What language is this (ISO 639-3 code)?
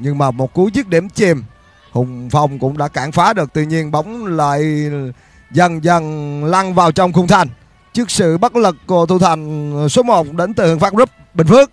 vie